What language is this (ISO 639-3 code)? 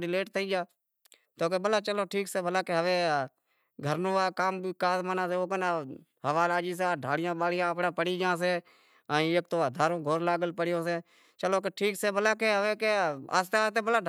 kxp